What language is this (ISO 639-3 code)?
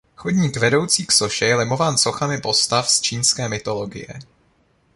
ces